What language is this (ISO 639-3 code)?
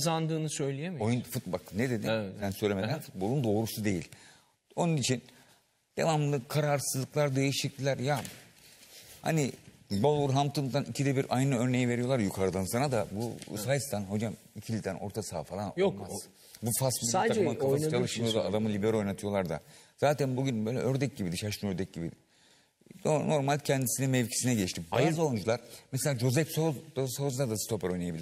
tur